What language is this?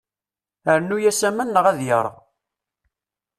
Kabyle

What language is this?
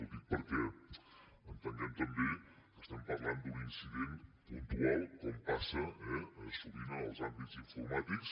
Catalan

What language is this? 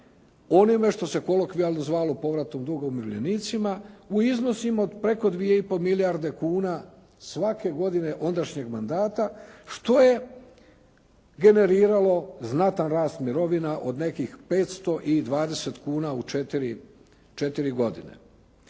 Croatian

